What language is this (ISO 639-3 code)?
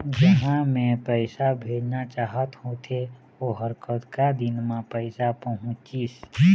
hne